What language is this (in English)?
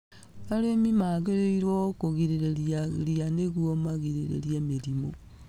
Kikuyu